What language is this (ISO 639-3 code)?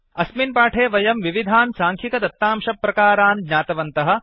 san